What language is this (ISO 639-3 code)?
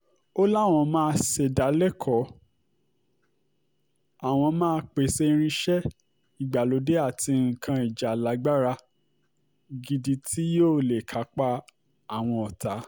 yor